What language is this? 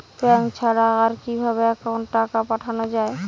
Bangla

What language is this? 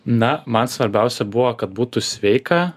Lithuanian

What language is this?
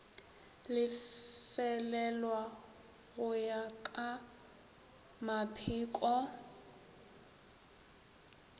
Northern Sotho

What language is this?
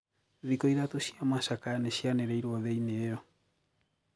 Kikuyu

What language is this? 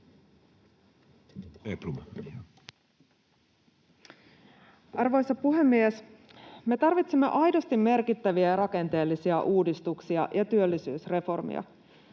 Finnish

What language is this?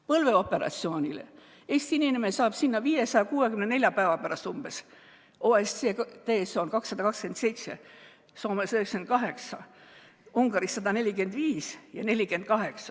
Estonian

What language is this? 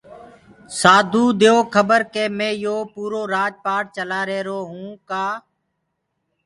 Gurgula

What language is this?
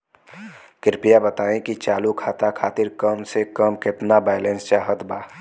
Bhojpuri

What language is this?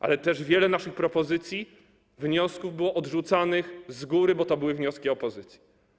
Polish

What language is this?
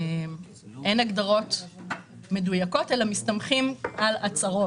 Hebrew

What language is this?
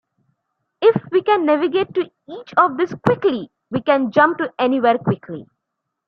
English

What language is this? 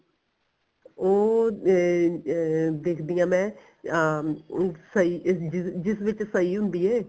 Punjabi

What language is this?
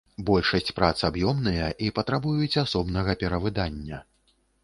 Belarusian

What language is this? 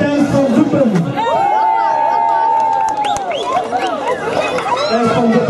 Dutch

